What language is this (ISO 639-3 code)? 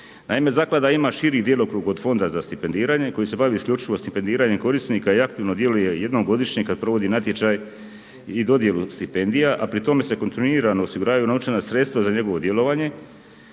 hrv